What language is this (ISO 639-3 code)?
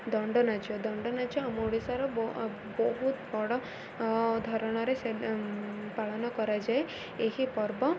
ori